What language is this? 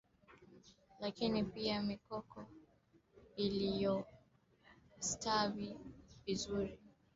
Swahili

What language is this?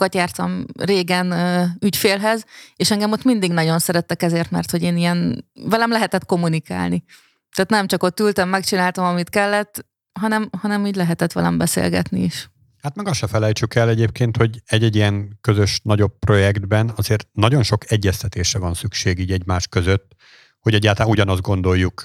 Hungarian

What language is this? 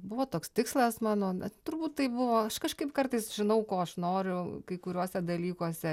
Lithuanian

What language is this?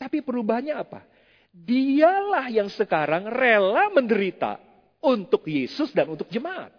Indonesian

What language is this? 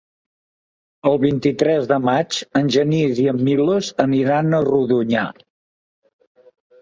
Catalan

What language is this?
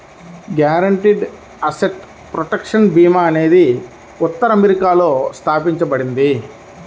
Telugu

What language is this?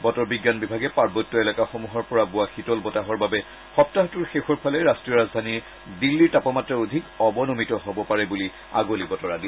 Assamese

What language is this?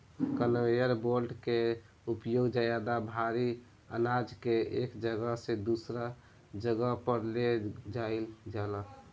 Bhojpuri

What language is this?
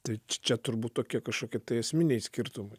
Lithuanian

